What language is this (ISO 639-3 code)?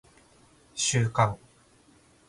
jpn